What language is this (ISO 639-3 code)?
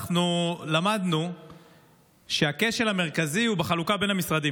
heb